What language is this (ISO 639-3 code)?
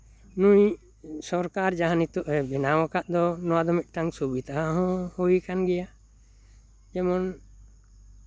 sat